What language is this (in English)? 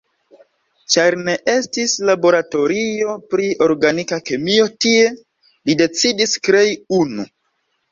Esperanto